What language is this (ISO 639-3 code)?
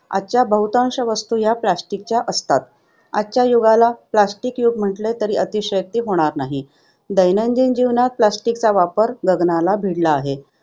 mar